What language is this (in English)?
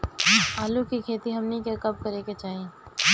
Bhojpuri